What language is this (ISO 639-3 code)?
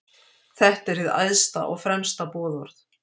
isl